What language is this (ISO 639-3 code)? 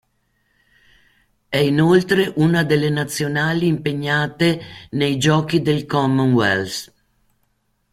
ita